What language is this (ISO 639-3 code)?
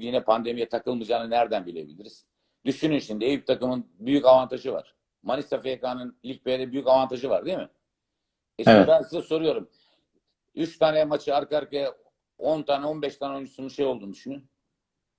tur